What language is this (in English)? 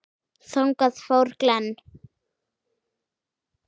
Icelandic